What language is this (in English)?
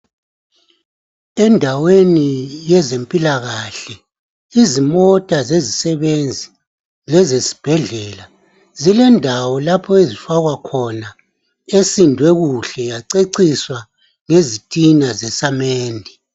North Ndebele